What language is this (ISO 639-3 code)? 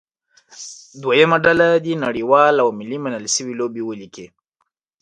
pus